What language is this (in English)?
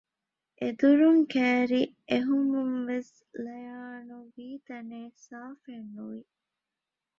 Divehi